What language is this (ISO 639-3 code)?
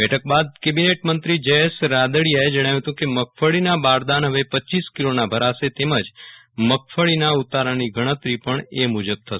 guj